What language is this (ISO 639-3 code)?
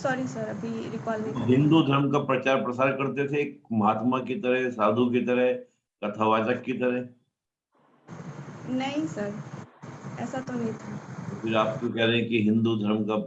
hin